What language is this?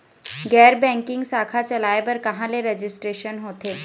Chhattisgarhi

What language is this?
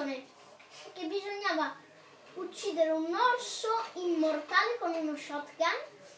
Italian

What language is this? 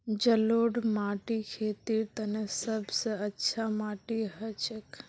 Magahi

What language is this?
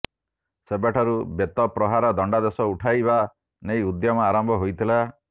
Odia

